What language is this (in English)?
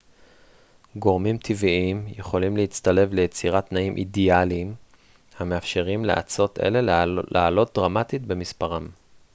Hebrew